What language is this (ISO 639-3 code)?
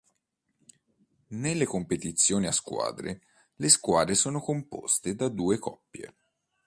ita